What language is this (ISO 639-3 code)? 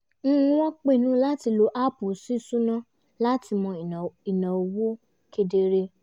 yor